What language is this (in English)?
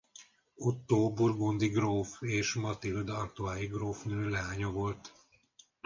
Hungarian